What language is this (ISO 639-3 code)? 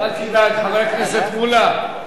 heb